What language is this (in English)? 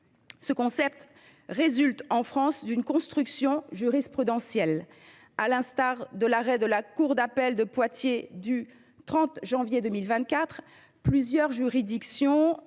French